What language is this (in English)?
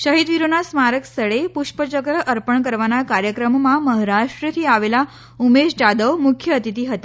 Gujarati